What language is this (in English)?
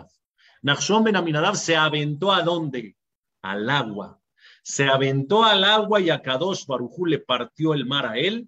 Spanish